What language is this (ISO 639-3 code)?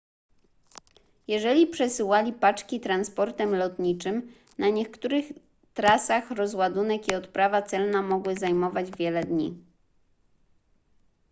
pol